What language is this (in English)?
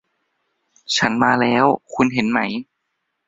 Thai